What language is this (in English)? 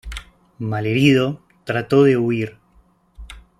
Spanish